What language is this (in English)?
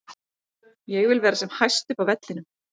Icelandic